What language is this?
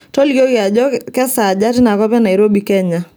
Masai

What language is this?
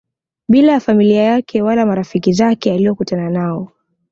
Swahili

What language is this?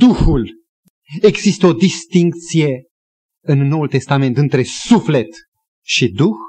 Romanian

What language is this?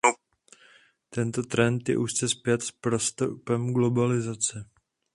Czech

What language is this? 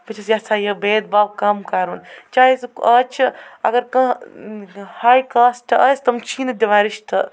Kashmiri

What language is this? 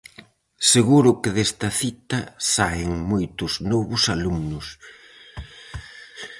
Galician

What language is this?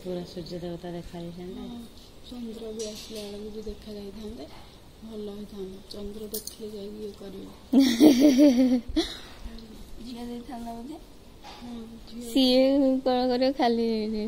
Hindi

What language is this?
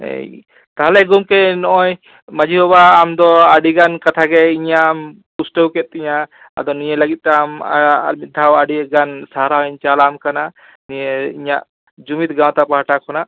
Santali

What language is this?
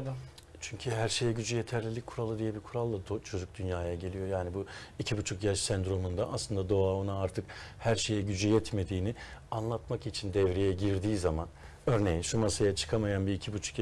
Turkish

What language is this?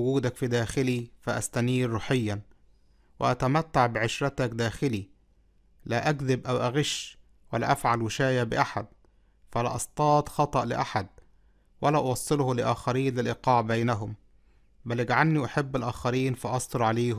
Arabic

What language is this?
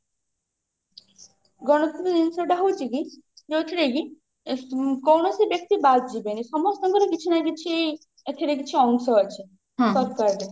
Odia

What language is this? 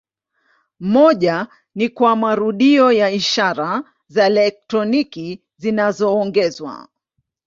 Swahili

